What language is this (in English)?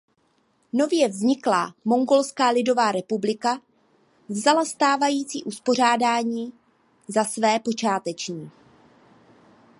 Czech